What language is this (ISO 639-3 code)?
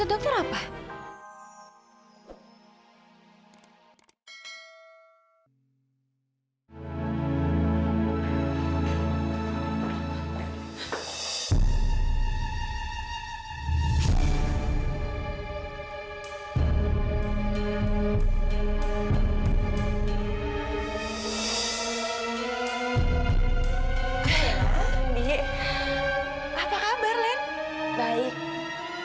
ind